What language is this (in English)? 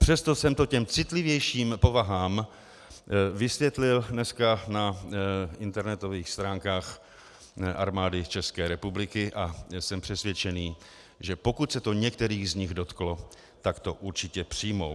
Czech